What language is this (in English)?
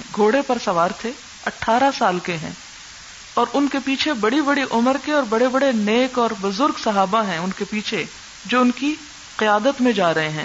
Urdu